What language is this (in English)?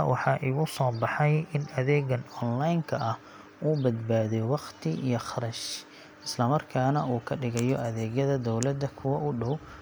Somali